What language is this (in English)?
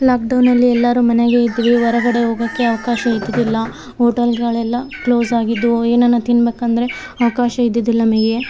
Kannada